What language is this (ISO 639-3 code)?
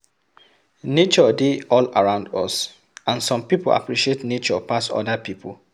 pcm